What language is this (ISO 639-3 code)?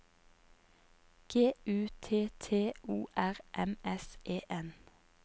nor